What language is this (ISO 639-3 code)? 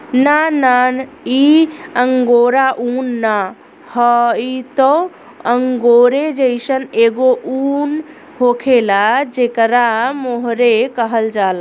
bho